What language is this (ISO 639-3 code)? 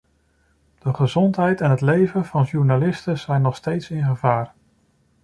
nld